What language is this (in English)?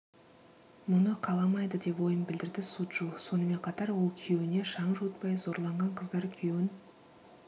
Kazakh